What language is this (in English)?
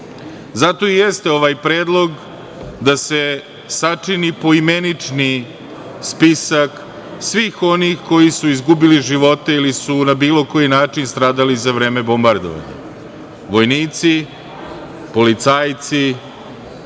Serbian